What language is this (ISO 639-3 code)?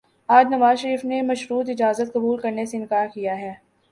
urd